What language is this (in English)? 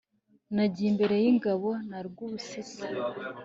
Kinyarwanda